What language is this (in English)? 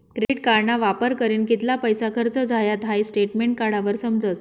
Marathi